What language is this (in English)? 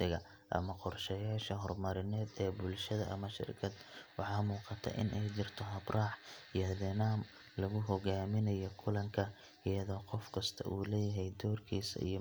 Somali